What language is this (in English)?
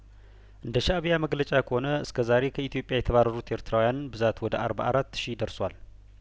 Amharic